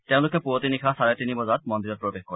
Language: Assamese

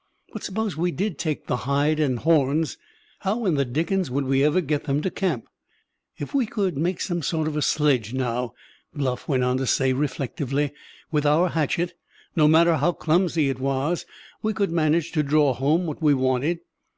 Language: English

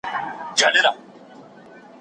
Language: Pashto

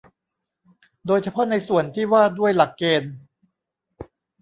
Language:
Thai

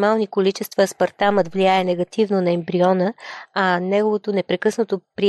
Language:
Bulgarian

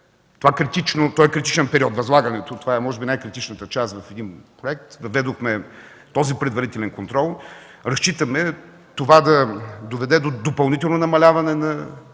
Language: Bulgarian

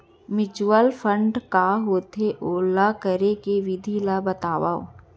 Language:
Chhattisgarhi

